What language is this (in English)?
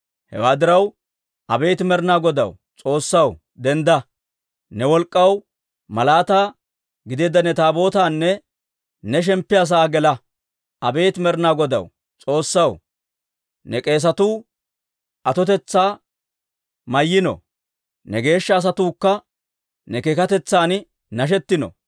Dawro